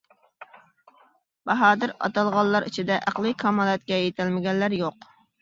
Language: Uyghur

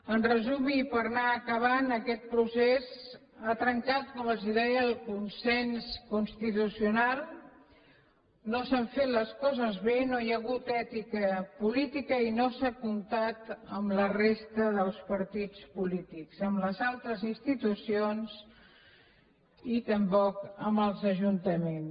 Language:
Catalan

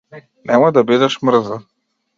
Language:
Macedonian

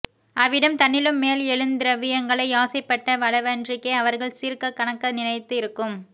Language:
Tamil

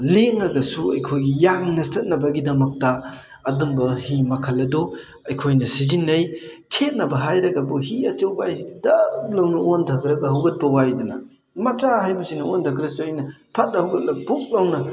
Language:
Manipuri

